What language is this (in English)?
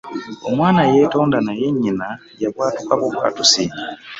Ganda